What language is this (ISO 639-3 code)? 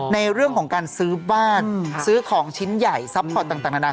tha